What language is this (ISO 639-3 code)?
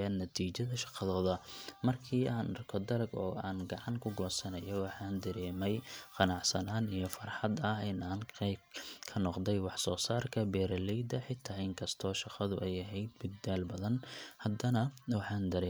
som